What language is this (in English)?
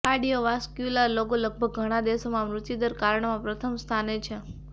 Gujarati